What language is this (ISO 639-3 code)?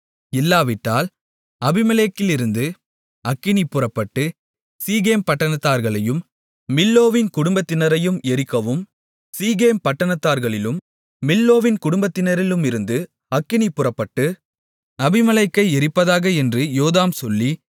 tam